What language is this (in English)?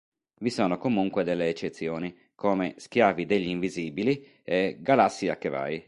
Italian